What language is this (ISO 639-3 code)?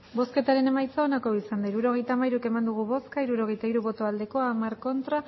eus